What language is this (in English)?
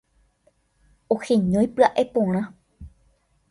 Guarani